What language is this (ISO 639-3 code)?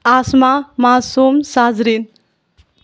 urd